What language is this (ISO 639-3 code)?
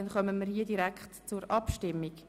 gsw